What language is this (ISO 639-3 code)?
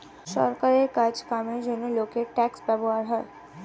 ben